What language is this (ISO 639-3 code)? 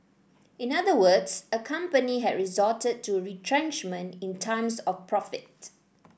eng